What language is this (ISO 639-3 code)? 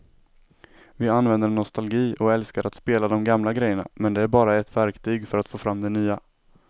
swe